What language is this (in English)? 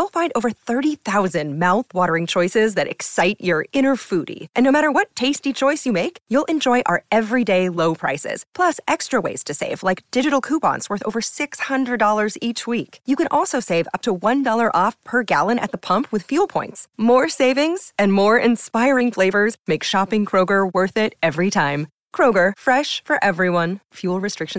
French